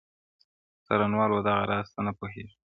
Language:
Pashto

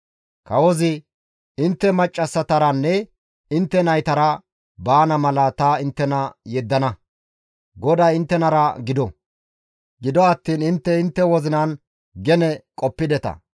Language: Gamo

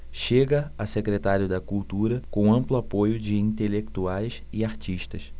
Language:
Portuguese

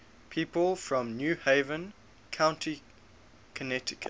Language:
English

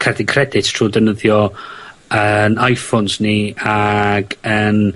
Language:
Welsh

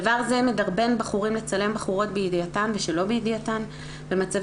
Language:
Hebrew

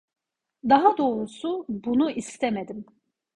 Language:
Turkish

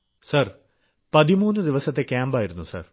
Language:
Malayalam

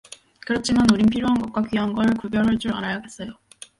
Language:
Korean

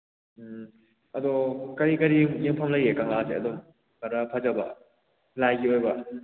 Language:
Manipuri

